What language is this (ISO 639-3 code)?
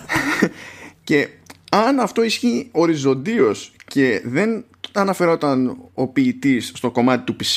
ell